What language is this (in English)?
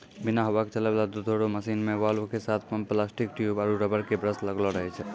Maithili